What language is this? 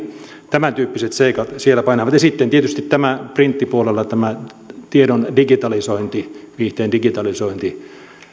Finnish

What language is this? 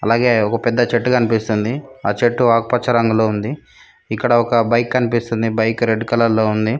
Telugu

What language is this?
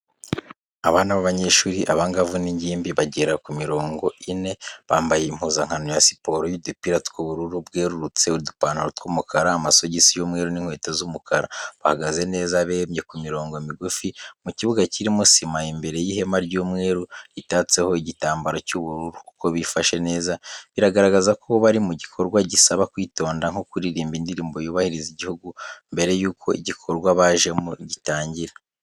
Kinyarwanda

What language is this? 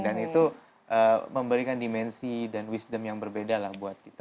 Indonesian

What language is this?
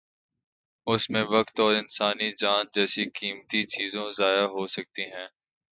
Urdu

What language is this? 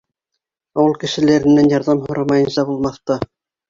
Bashkir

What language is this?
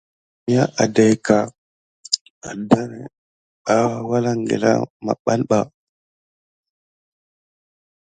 Gidar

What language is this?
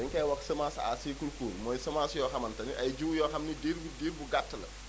Wolof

